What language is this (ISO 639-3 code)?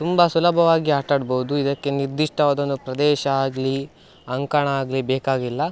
kan